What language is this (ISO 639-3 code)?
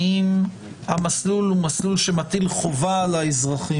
heb